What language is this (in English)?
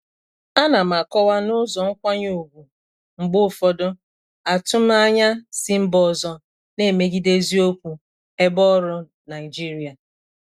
Igbo